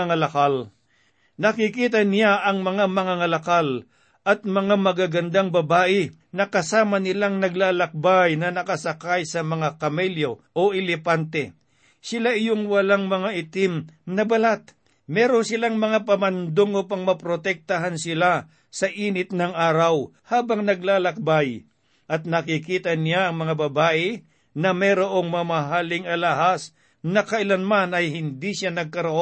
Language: Filipino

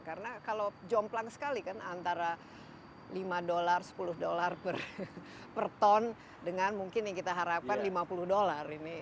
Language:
Indonesian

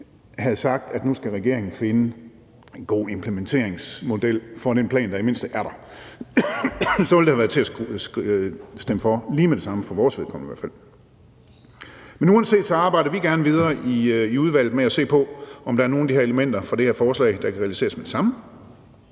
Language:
Danish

